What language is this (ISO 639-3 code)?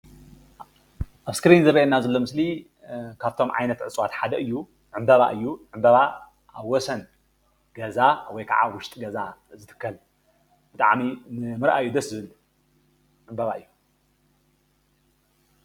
tir